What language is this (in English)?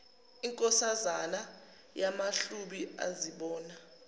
Zulu